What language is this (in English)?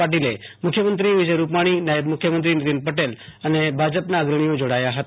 Gujarati